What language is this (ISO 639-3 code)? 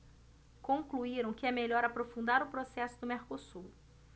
por